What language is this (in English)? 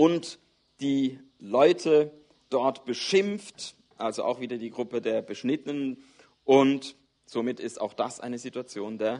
German